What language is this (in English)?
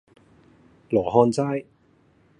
Cantonese